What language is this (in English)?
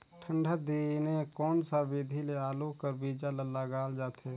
Chhattisgarhi